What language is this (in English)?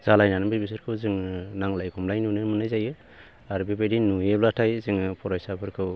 Bodo